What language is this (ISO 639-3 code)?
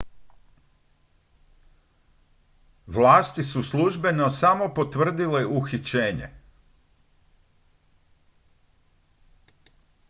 hrv